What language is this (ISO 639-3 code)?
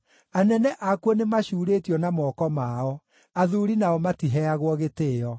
kik